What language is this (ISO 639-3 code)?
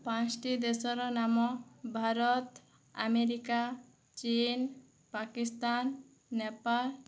ori